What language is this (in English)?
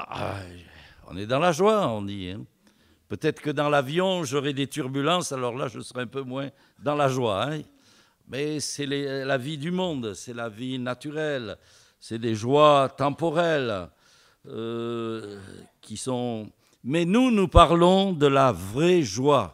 French